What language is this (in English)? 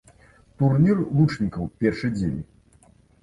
Belarusian